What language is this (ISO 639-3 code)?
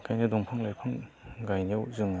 brx